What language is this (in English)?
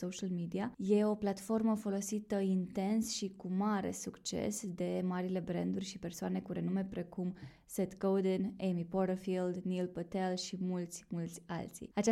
Romanian